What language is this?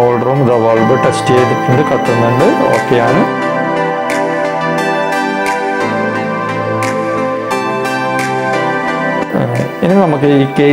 Malayalam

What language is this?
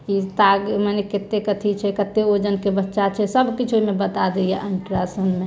Maithili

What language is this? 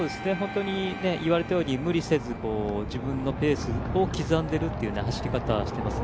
Japanese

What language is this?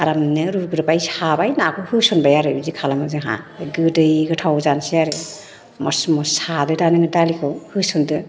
Bodo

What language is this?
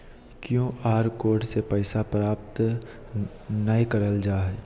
Magahi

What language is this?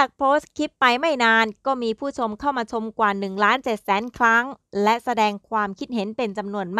Thai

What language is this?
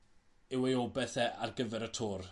Welsh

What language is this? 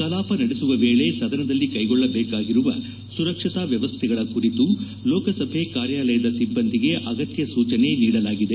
Kannada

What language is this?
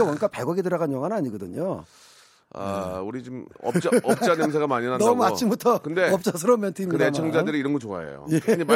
Korean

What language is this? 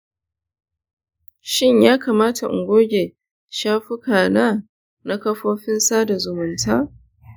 Hausa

